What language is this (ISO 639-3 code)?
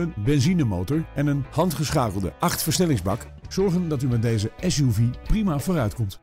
nld